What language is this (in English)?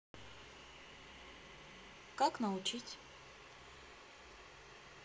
Russian